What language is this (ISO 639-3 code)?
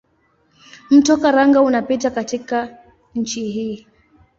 swa